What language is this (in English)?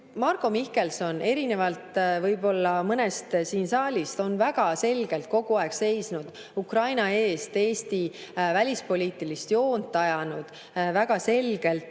Estonian